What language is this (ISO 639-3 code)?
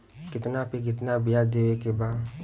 bho